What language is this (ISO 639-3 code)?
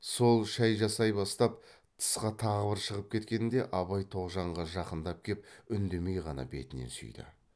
kaz